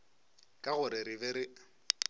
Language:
Northern Sotho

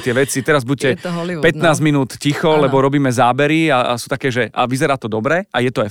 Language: Slovak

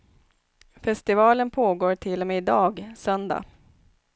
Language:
Swedish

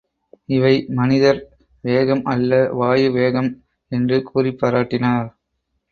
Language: Tamil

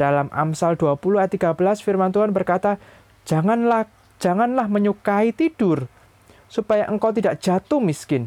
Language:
Indonesian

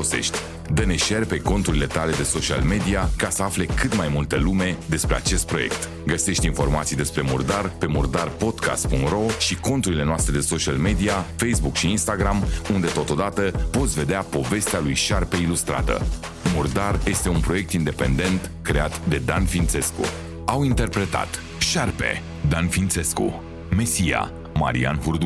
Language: Romanian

